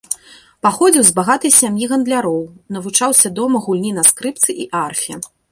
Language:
Belarusian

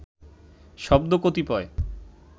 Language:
Bangla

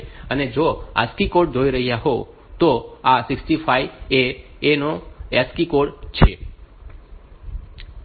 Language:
Gujarati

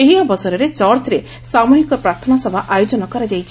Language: Odia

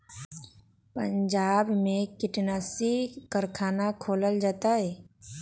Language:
Magahi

